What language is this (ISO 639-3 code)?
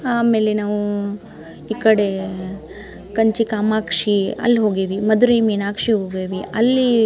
kan